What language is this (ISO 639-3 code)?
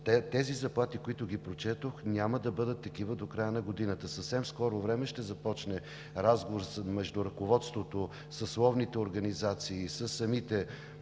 bul